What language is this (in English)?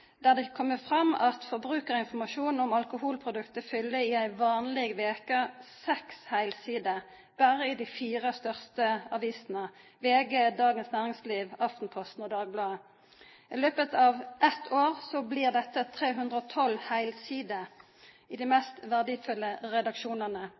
Norwegian Nynorsk